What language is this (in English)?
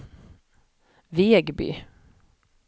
Swedish